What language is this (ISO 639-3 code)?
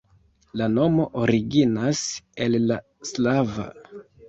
epo